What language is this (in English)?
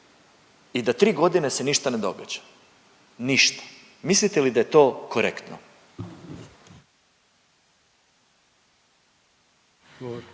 Croatian